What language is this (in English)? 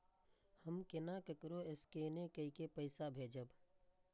Maithili